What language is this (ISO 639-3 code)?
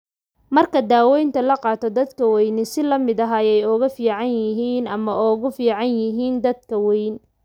som